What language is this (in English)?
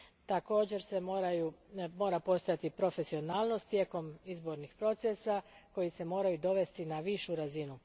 Croatian